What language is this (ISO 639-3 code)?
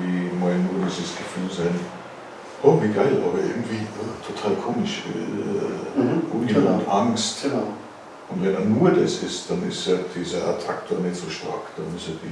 deu